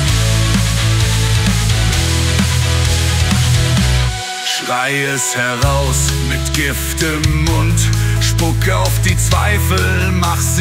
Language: German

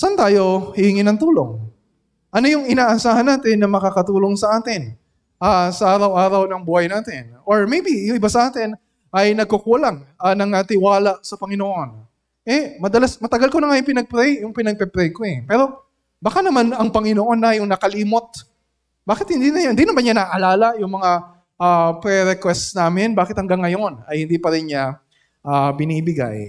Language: Filipino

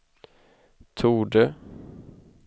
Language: Swedish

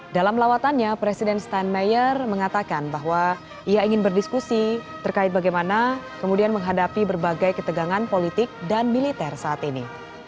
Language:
Indonesian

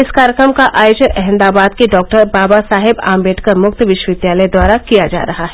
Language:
Hindi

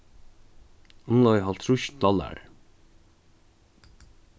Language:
Faroese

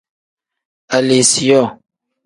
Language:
Tem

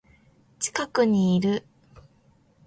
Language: Japanese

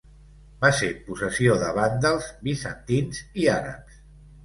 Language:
Catalan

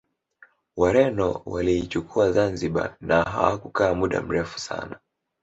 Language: Swahili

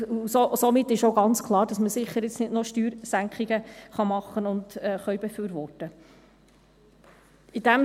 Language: Swiss German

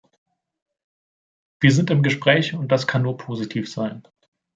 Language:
German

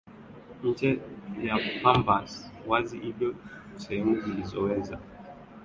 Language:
Swahili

